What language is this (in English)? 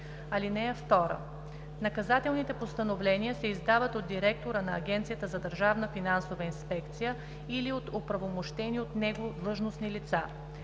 Bulgarian